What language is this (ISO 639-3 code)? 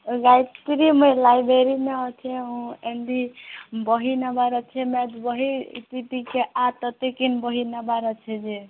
ori